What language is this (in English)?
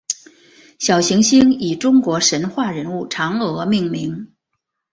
Chinese